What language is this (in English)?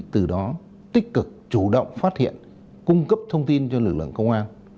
Vietnamese